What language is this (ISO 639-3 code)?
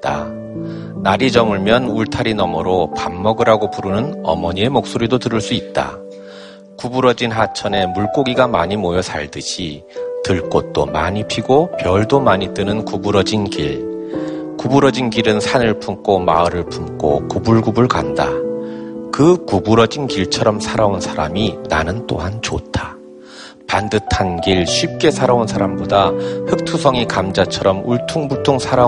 kor